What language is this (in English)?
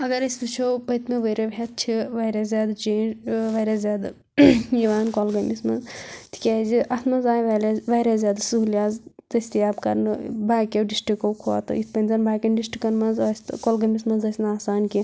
Kashmiri